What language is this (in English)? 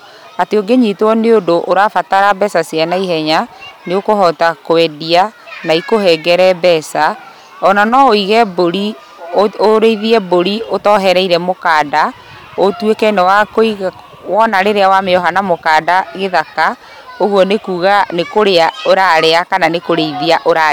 Kikuyu